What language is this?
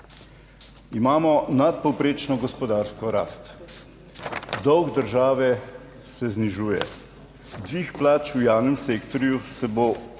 Slovenian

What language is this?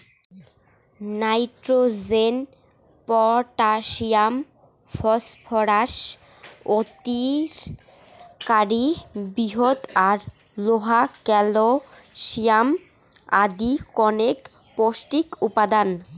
Bangla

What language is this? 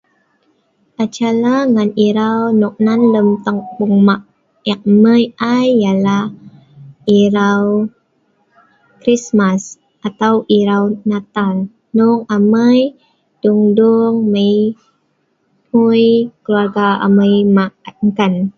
Sa'ban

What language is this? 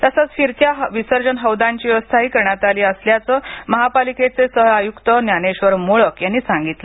Marathi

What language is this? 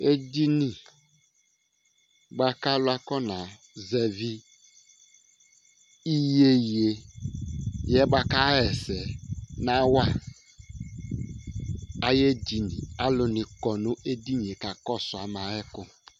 Ikposo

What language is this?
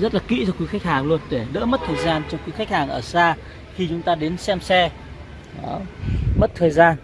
Vietnamese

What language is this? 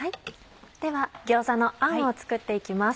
Japanese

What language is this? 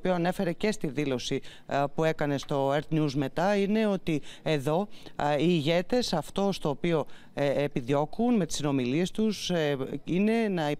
Greek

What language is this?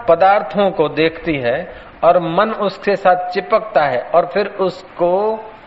Hindi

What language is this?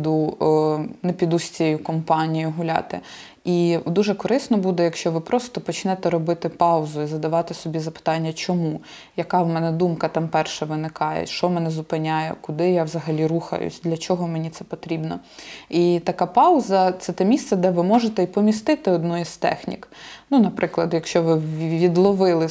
Ukrainian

